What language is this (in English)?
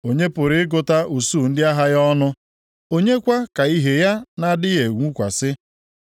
Igbo